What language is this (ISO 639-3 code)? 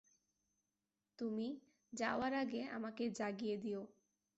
ben